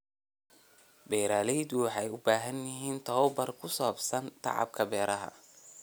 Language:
Somali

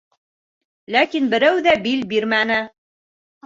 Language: Bashkir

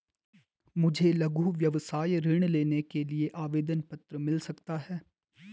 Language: Hindi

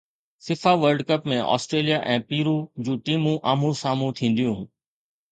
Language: Sindhi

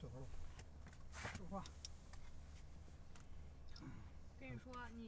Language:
Chinese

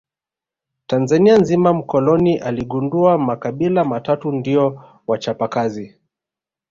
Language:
Swahili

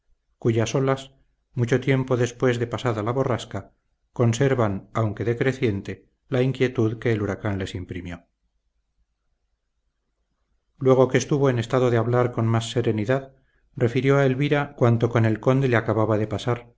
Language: Spanish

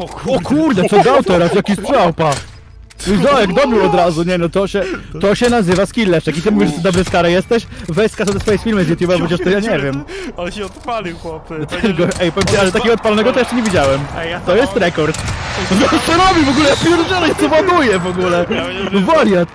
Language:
Polish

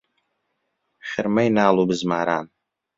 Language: Central Kurdish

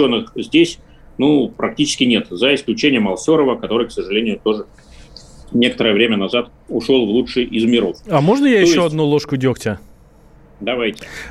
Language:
Russian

